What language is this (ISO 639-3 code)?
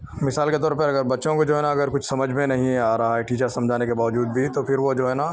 urd